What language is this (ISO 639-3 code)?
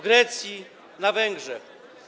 pol